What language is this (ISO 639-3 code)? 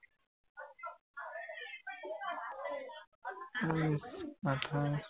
asm